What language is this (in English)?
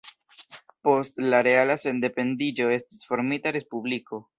Esperanto